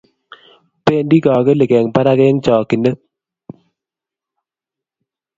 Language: Kalenjin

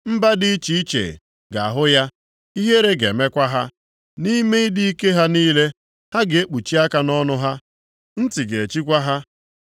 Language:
Igbo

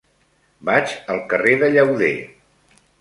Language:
Catalan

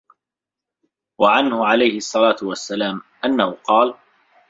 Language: Arabic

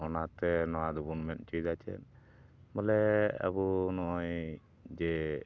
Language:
Santali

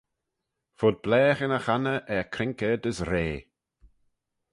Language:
Manx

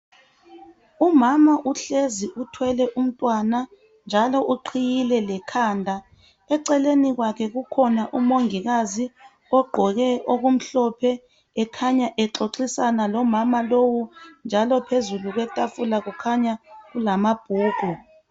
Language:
North Ndebele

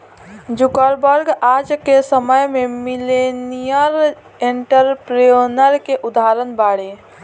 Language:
Bhojpuri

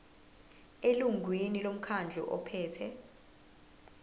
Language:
Zulu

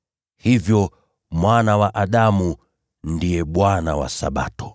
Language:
Swahili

